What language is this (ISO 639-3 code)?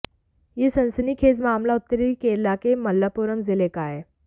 hin